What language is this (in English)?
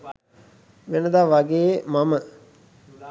Sinhala